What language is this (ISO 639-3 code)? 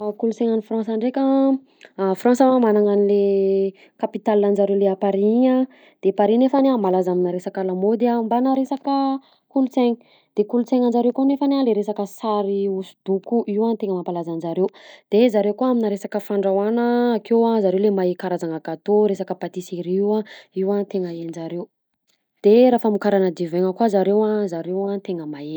bzc